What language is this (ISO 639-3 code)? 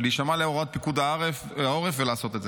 heb